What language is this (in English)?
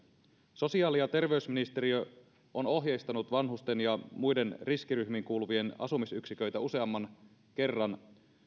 Finnish